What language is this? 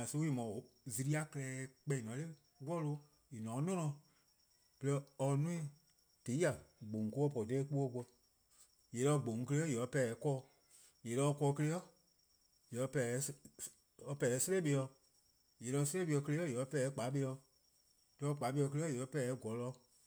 Eastern Krahn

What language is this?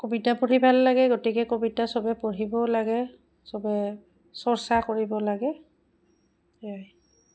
Assamese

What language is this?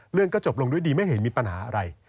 Thai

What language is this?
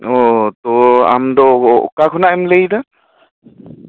Santali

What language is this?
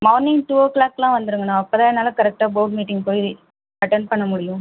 Tamil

